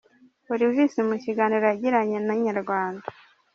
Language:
Kinyarwanda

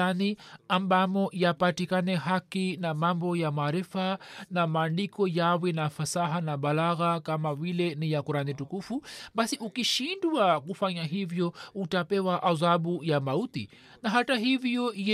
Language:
Swahili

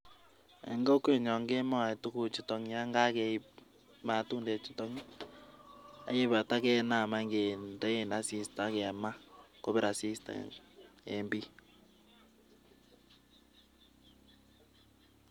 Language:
Kalenjin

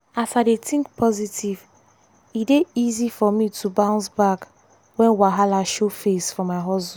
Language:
Nigerian Pidgin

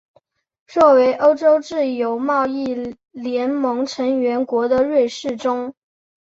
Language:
Chinese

